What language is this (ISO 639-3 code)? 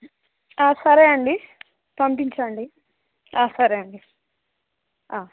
tel